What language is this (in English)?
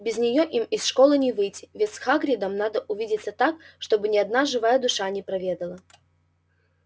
Russian